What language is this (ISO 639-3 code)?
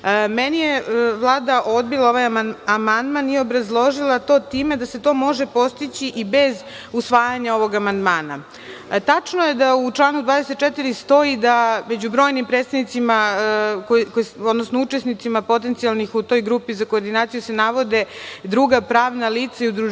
srp